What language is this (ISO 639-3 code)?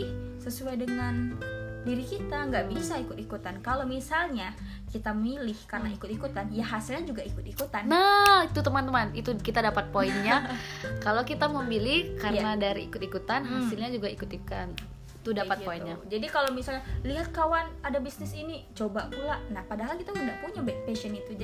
ind